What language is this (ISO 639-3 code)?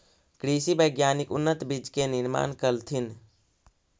mag